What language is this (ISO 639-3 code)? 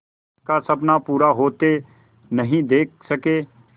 hin